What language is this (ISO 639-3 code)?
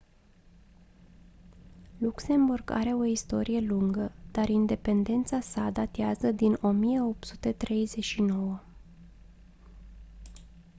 ron